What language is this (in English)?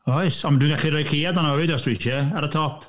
Welsh